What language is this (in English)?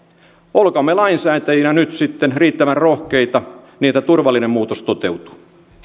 Finnish